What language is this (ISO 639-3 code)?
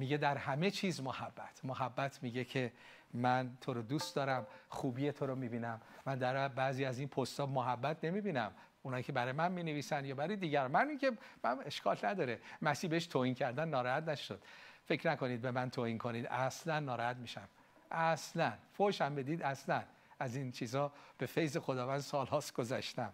fas